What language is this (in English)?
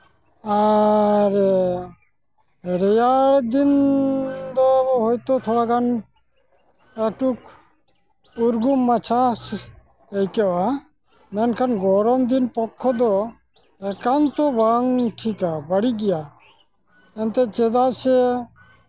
Santali